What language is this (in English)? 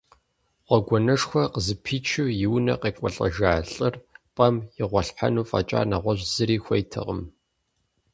Kabardian